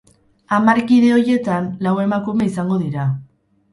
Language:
Basque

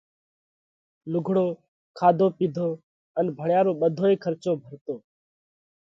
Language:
Parkari Koli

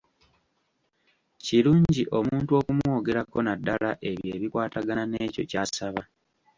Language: Ganda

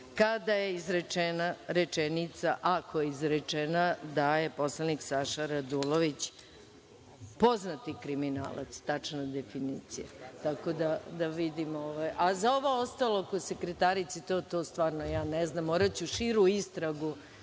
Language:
Serbian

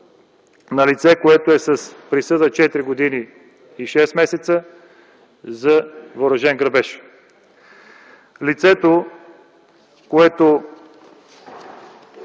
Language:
Bulgarian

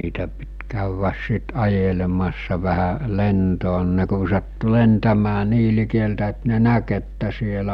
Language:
Finnish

